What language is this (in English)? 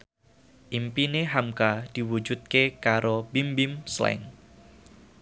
Javanese